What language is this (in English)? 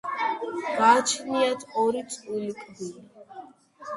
Georgian